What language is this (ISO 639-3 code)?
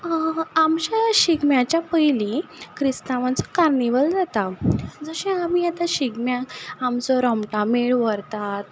kok